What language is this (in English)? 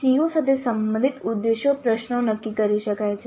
Gujarati